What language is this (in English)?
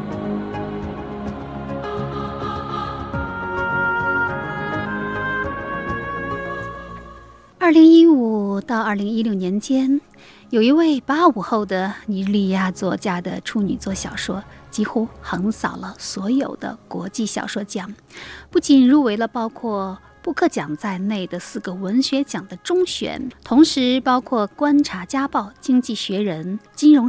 Chinese